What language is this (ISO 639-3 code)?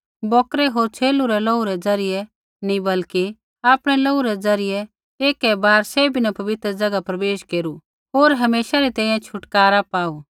kfx